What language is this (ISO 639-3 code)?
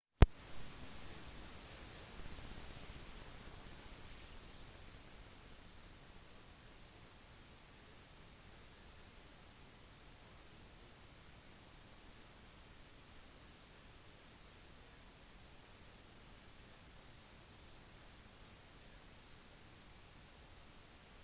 nob